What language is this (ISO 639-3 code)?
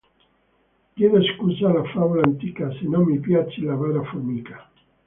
ita